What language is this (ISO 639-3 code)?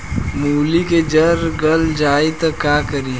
bho